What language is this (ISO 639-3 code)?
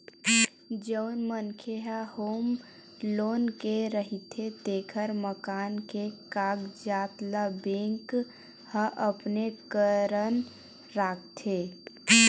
hne